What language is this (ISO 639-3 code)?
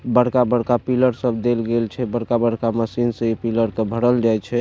mai